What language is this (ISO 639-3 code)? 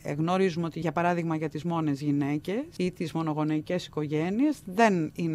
ell